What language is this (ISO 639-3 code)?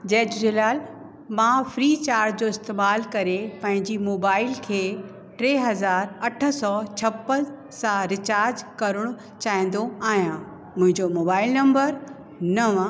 snd